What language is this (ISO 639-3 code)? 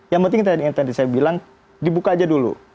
ind